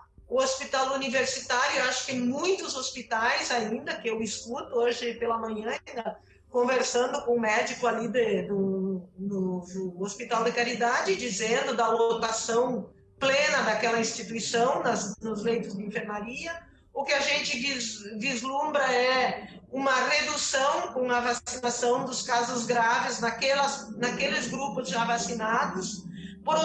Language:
Portuguese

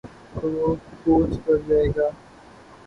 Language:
Urdu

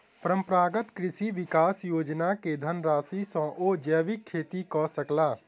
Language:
Maithili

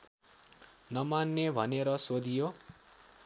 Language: Nepali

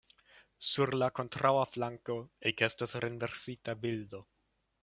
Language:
Esperanto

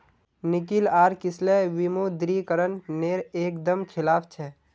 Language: Magahi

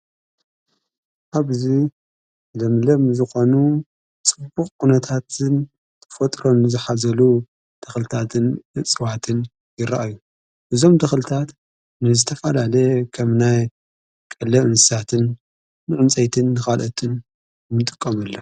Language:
Tigrinya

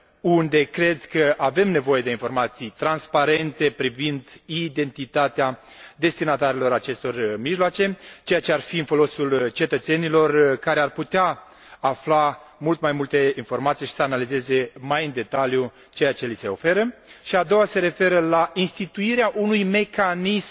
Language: Romanian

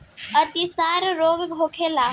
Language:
Bhojpuri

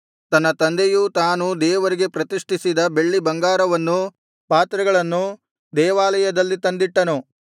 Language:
Kannada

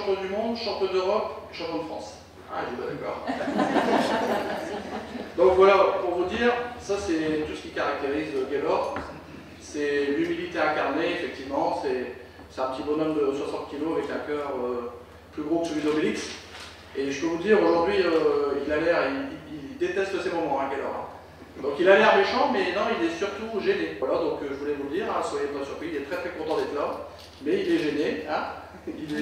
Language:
French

